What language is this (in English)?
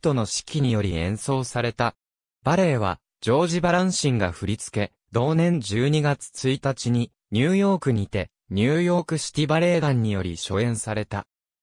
Japanese